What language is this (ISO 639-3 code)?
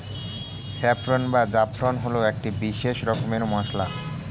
ben